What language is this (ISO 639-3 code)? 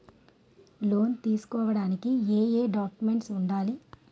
tel